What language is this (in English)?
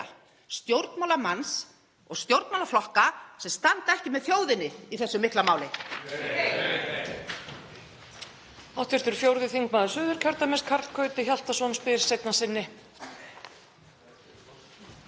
Icelandic